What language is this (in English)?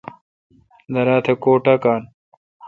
Kalkoti